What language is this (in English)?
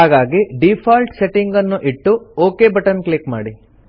Kannada